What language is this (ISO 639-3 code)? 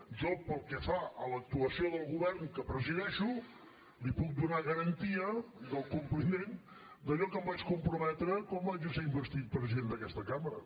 cat